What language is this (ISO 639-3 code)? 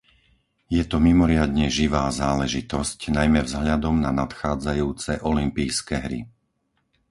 slk